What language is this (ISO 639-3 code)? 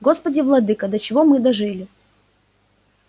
rus